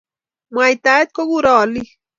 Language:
Kalenjin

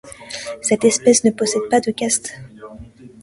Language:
French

